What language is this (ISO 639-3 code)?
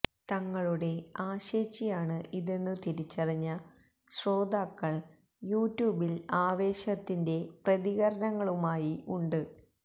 mal